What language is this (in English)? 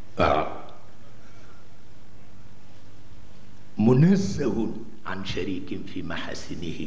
Indonesian